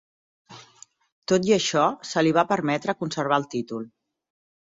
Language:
Catalan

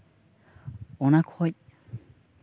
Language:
Santali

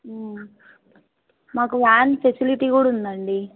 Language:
Telugu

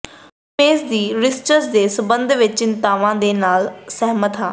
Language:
Punjabi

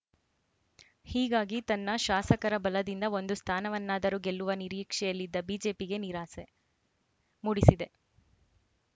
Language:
Kannada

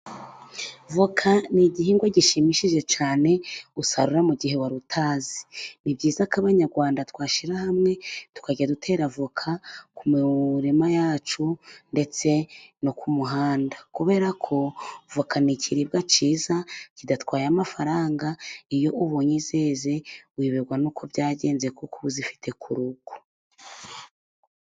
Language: Kinyarwanda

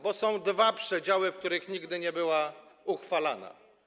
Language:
Polish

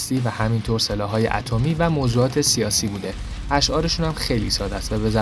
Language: Persian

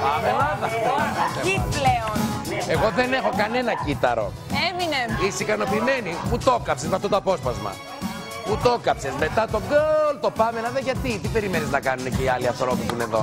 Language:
Greek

